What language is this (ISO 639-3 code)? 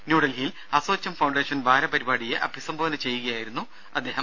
mal